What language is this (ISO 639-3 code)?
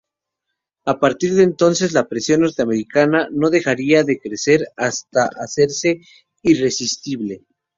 spa